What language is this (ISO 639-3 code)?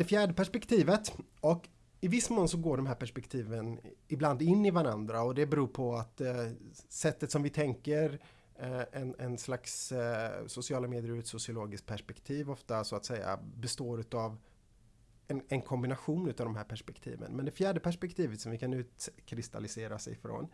swe